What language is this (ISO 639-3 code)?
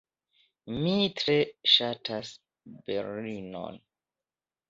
epo